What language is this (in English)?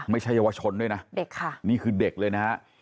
Thai